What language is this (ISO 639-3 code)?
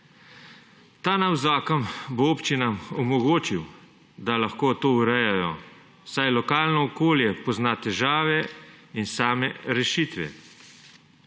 slv